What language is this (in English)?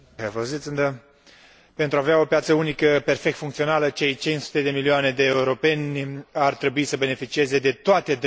Romanian